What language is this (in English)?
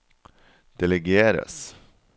Norwegian